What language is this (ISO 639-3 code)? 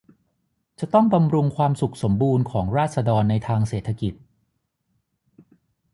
tha